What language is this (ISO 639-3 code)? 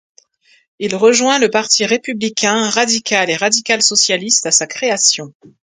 fra